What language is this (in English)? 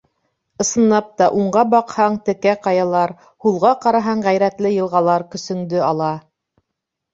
Bashkir